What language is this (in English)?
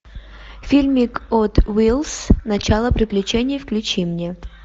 Russian